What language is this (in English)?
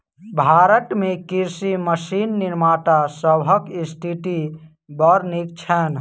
Maithili